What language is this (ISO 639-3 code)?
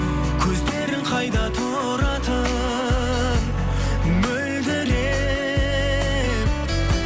kaz